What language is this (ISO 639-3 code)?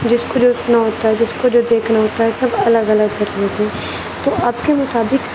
urd